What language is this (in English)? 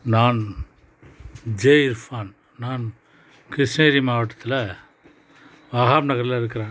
Tamil